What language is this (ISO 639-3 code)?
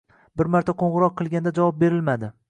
uzb